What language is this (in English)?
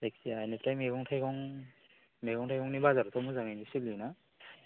Bodo